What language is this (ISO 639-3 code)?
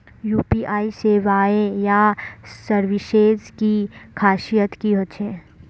mag